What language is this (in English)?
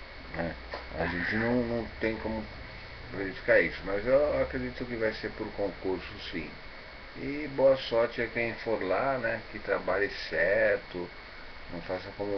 Portuguese